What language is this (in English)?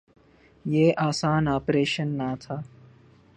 Urdu